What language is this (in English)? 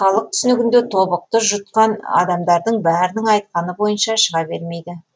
Kazakh